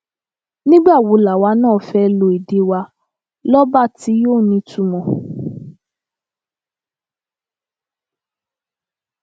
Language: Yoruba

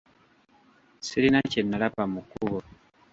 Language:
Ganda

